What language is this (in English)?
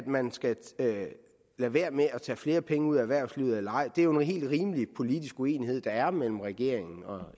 Danish